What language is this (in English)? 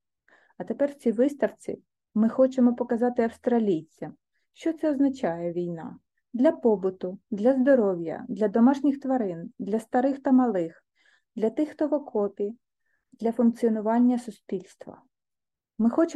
Ukrainian